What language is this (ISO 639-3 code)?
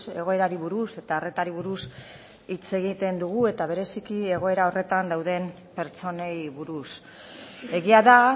eus